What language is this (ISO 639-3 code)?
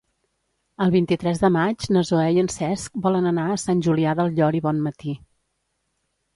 cat